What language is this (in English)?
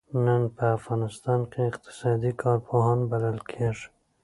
Pashto